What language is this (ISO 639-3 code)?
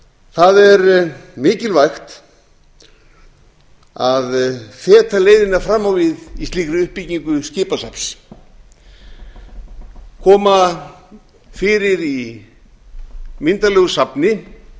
isl